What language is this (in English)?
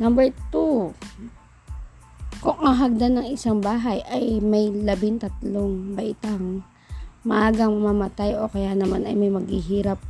Filipino